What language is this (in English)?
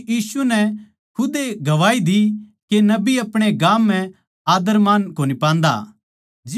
Haryanvi